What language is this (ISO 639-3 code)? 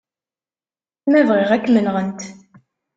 kab